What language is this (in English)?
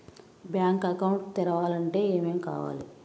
Telugu